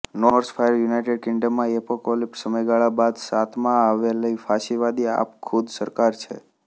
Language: Gujarati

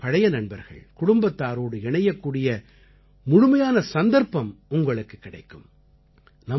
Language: Tamil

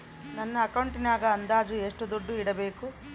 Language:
Kannada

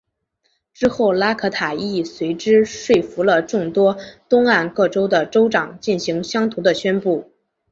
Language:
Chinese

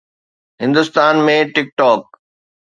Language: Sindhi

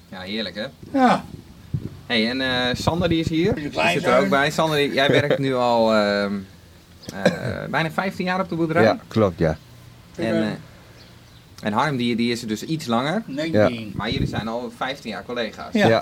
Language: Dutch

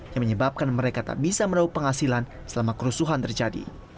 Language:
Indonesian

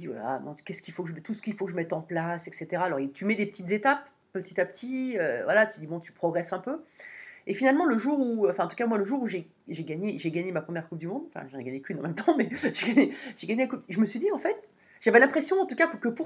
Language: French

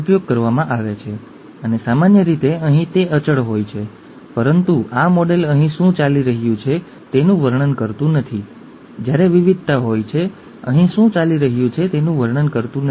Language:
Gujarati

